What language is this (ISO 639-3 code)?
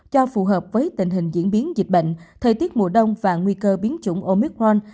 vie